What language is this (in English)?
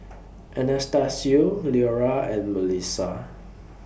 English